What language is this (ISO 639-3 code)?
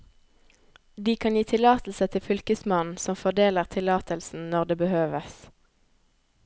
nor